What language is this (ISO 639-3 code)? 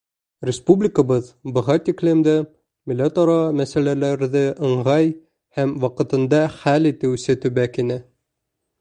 bak